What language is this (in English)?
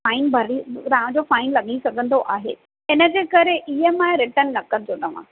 Sindhi